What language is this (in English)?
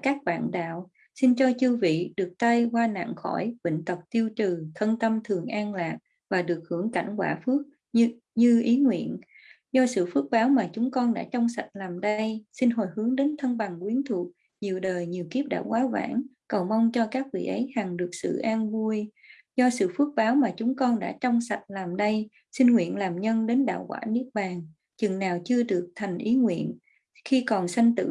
Vietnamese